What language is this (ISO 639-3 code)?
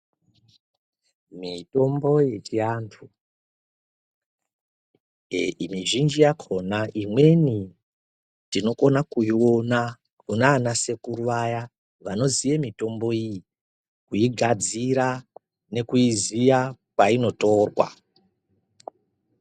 ndc